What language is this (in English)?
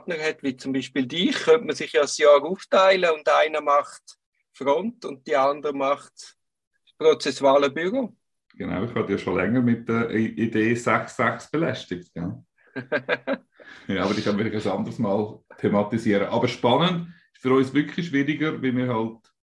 German